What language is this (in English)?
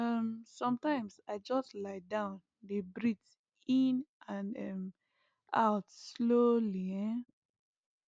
Nigerian Pidgin